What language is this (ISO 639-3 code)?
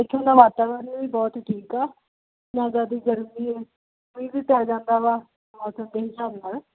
pan